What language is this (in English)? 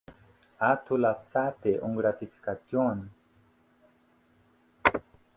Interlingua